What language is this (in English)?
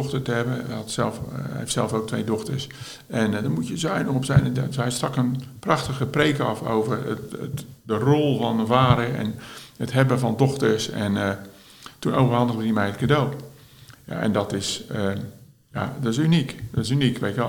Dutch